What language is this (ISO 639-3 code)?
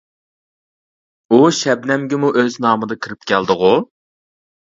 uig